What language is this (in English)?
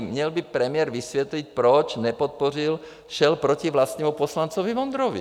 Czech